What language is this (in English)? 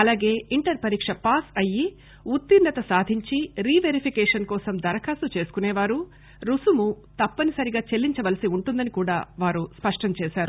Telugu